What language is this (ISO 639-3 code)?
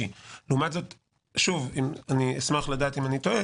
heb